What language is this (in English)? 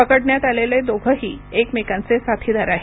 Marathi